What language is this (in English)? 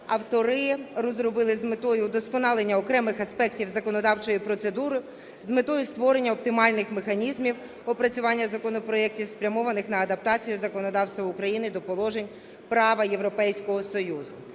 Ukrainian